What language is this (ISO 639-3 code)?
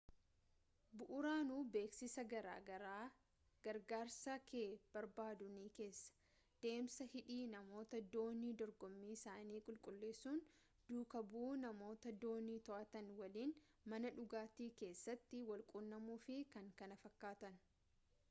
orm